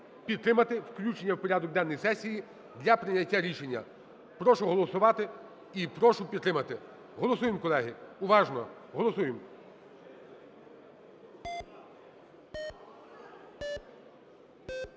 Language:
Ukrainian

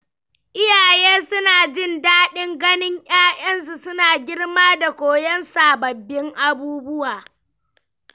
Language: Hausa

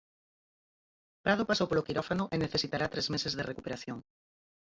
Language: Galician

